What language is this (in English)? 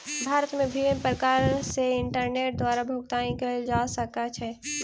Maithili